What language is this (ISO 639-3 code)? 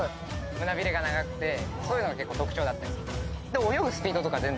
jpn